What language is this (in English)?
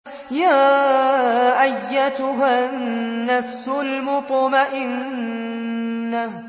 Arabic